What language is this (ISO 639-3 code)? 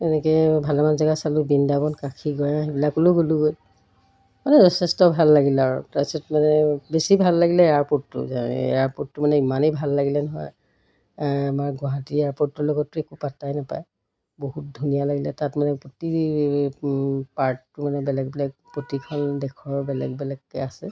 asm